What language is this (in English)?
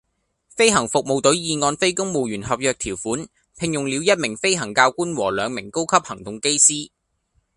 Cantonese